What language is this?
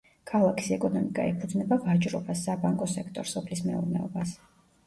Georgian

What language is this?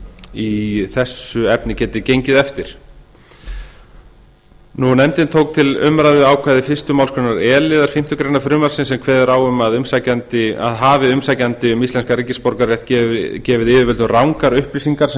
Icelandic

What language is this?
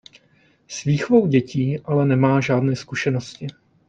Czech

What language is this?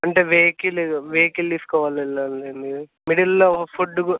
Telugu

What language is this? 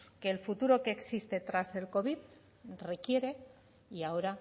Spanish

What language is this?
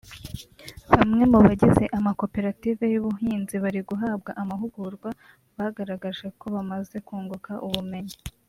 Kinyarwanda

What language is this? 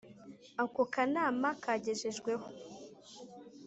Kinyarwanda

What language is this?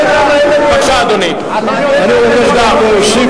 Hebrew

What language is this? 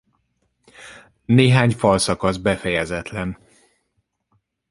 Hungarian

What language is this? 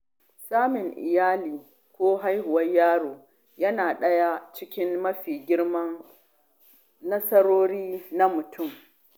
Hausa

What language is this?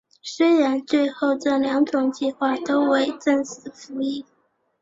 Chinese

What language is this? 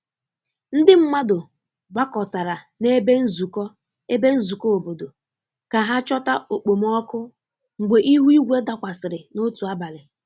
Igbo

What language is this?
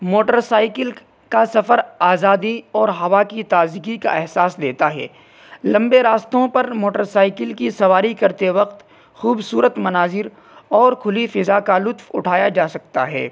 Urdu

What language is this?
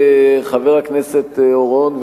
Hebrew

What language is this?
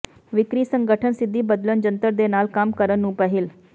Punjabi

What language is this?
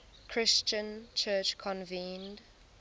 English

